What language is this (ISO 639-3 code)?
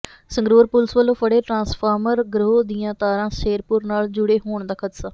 pan